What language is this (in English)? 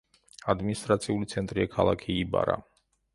Georgian